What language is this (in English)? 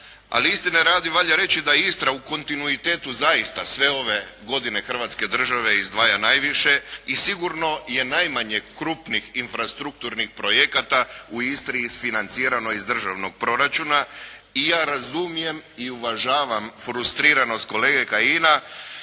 Croatian